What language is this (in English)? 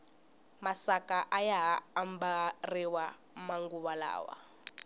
Tsonga